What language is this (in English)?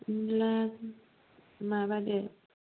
Bodo